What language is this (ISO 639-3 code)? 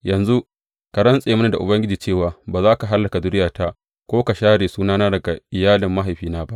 hau